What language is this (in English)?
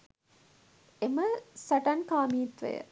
Sinhala